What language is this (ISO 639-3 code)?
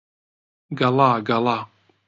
ckb